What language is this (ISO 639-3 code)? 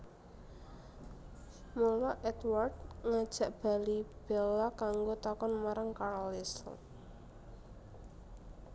jav